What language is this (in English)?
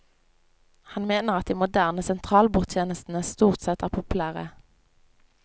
Norwegian